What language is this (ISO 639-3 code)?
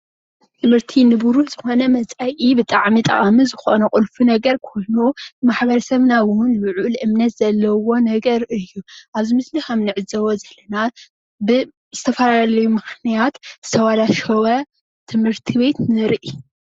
tir